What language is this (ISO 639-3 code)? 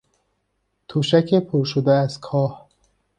fas